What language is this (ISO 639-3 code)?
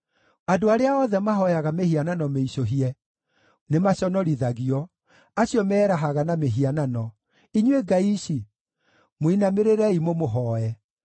kik